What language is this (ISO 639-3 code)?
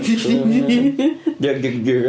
cym